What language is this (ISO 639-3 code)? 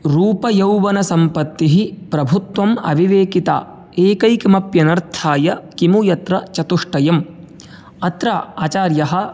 san